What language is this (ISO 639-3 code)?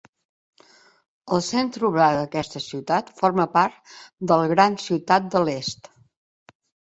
cat